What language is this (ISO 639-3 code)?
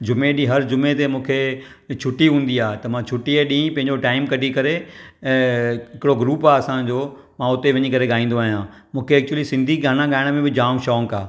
snd